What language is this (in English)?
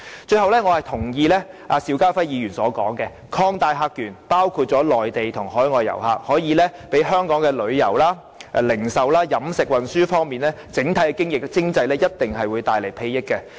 Cantonese